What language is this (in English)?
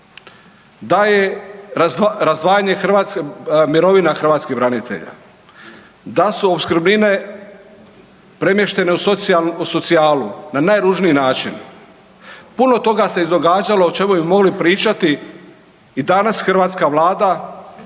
Croatian